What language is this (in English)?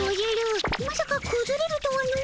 Japanese